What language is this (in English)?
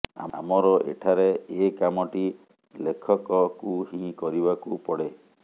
Odia